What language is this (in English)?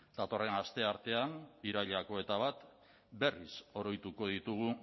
Basque